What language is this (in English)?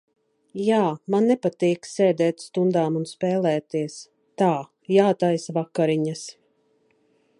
Latvian